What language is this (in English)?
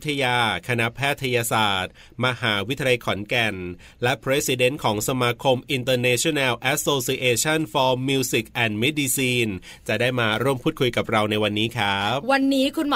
Thai